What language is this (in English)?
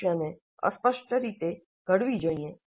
Gujarati